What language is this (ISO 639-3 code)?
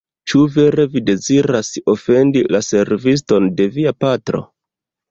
epo